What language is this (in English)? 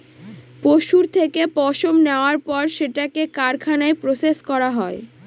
Bangla